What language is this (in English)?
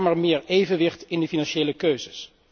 Dutch